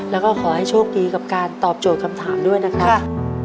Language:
Thai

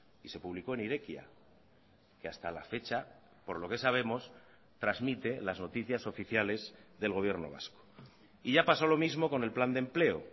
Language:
Spanish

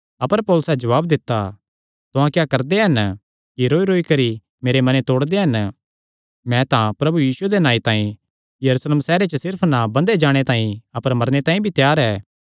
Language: Kangri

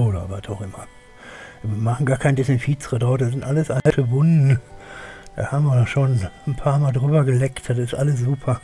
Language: German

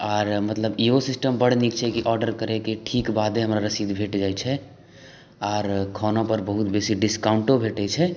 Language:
Maithili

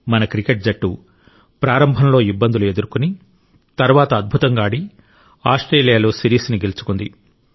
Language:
Telugu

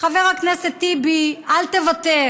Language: Hebrew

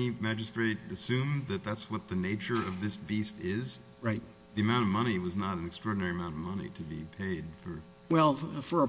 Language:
English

